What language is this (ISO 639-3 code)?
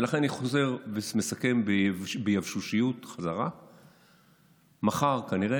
heb